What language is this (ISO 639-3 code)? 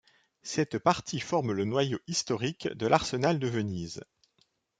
fra